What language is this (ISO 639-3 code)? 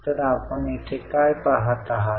mar